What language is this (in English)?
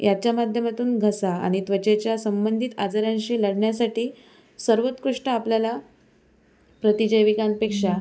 Marathi